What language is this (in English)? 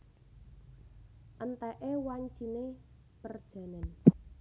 Javanese